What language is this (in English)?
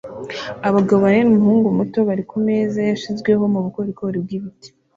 Kinyarwanda